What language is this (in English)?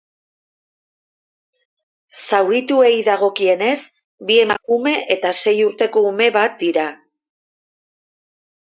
Basque